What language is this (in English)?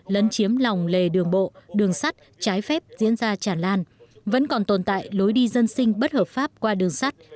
Vietnamese